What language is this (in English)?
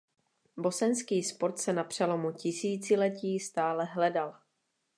Czech